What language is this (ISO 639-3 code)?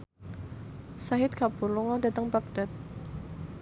jav